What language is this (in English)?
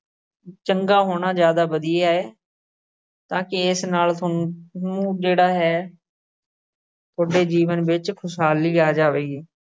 Punjabi